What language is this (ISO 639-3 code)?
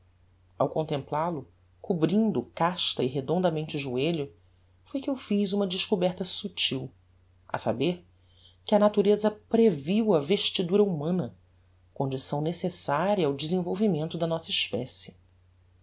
por